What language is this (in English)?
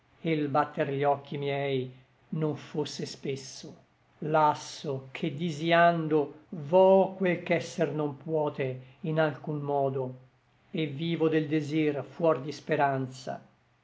Italian